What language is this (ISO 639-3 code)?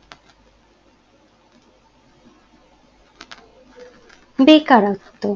ben